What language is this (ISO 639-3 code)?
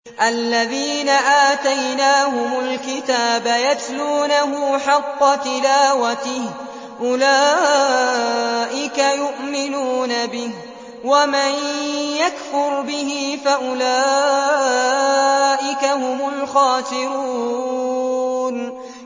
ara